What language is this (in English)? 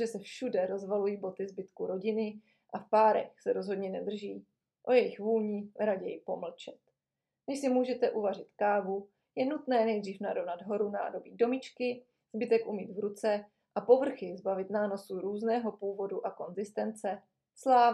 Czech